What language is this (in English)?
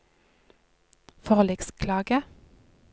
Norwegian